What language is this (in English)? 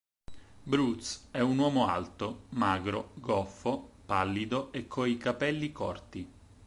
Italian